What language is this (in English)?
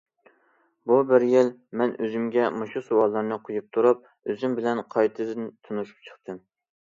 Uyghur